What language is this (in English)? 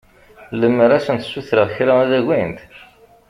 Kabyle